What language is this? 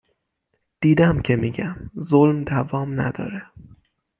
Persian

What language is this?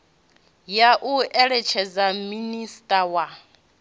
Venda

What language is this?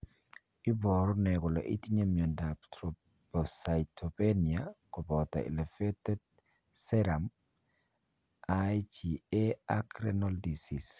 Kalenjin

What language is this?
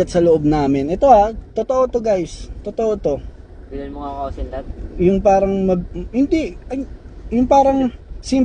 Filipino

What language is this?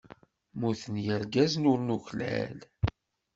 Kabyle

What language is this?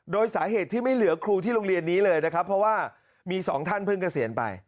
Thai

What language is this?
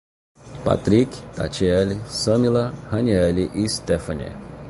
Portuguese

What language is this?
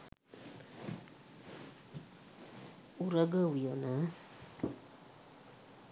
Sinhala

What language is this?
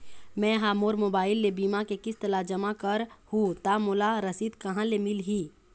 Chhattisgarhi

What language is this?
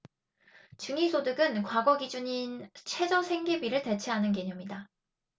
Korean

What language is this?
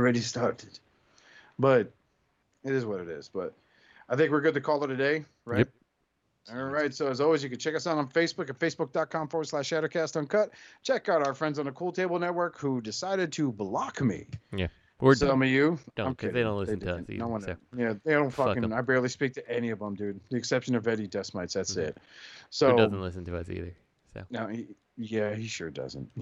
English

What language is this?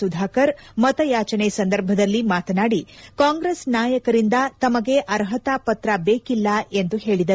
Kannada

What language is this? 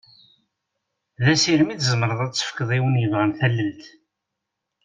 Kabyle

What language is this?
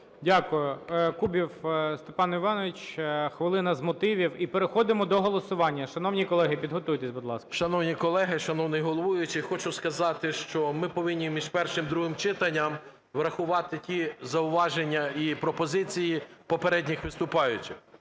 Ukrainian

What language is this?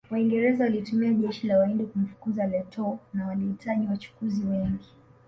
Swahili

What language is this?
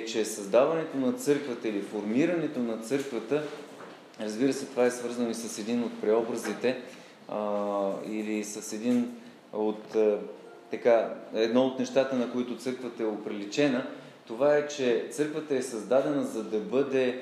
Bulgarian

